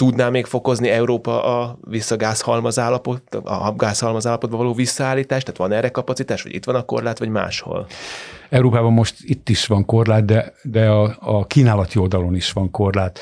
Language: Hungarian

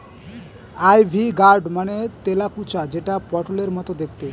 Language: Bangla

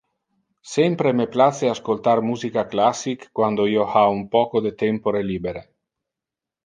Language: Interlingua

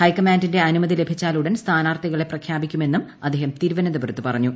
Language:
Malayalam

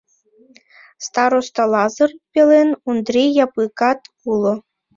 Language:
Mari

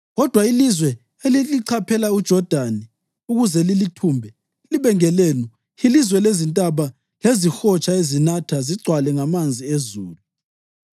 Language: North Ndebele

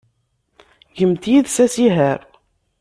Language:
Kabyle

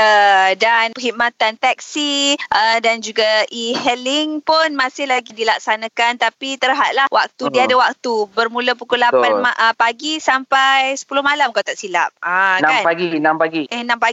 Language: Malay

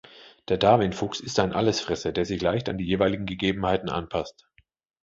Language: German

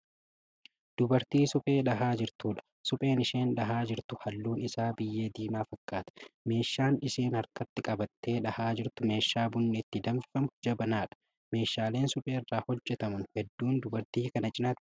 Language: Oromo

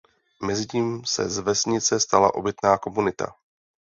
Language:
Czech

